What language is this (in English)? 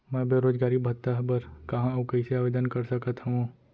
Chhattisgarhi